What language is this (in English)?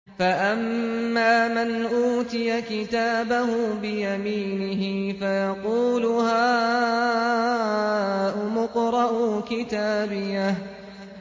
Arabic